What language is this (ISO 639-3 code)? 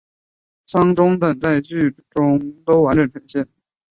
zho